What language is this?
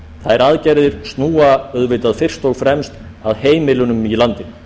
Icelandic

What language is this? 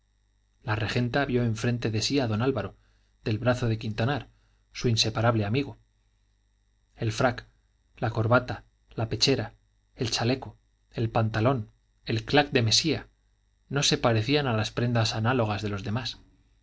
Spanish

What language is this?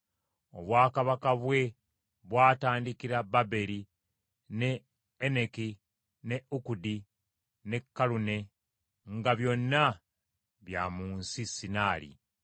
Ganda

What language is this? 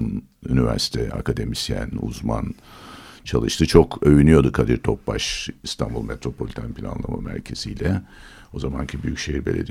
Turkish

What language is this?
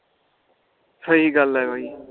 Punjabi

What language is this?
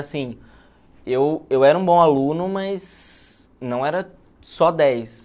Portuguese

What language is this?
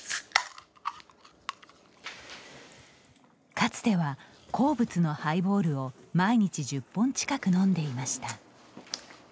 Japanese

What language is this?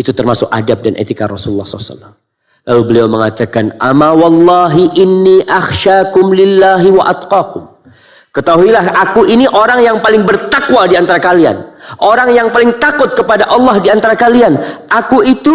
Indonesian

